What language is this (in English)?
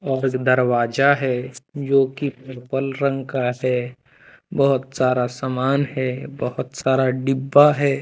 Hindi